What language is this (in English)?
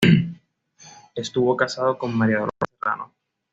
Spanish